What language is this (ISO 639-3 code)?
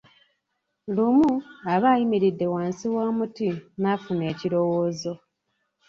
lug